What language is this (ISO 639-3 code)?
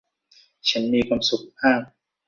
tha